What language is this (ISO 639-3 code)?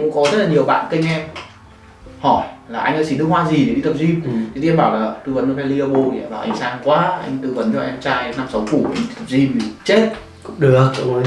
vie